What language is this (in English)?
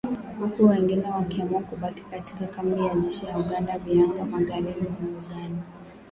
Swahili